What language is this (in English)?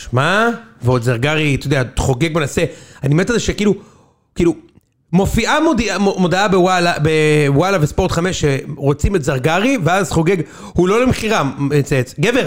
Hebrew